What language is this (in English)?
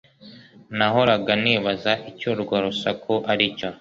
Kinyarwanda